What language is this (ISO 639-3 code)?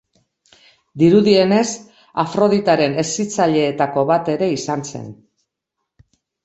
eus